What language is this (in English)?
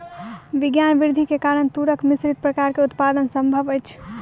Maithili